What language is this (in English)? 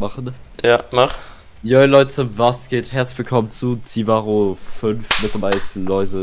German